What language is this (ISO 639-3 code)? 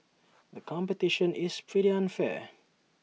eng